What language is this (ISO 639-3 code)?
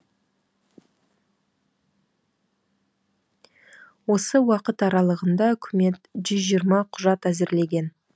kaz